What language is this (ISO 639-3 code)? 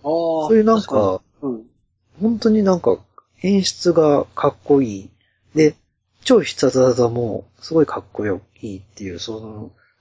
jpn